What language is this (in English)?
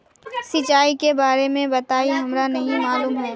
Magahi